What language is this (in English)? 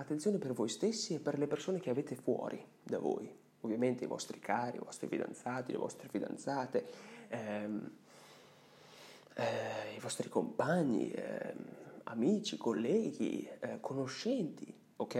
Italian